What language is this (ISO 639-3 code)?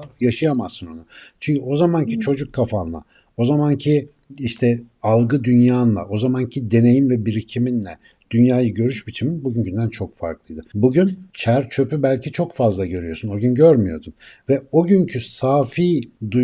tur